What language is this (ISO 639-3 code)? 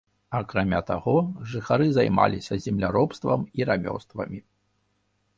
bel